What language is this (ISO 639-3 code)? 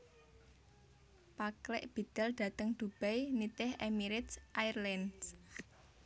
jav